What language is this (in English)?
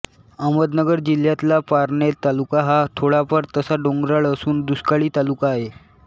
Marathi